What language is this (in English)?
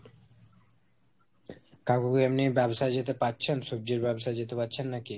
Bangla